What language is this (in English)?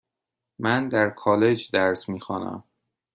Persian